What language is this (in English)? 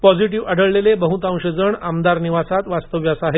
Marathi